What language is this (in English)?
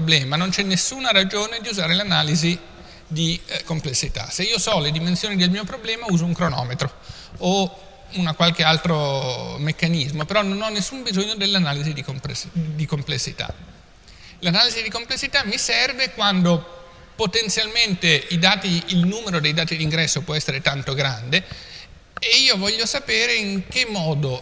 Italian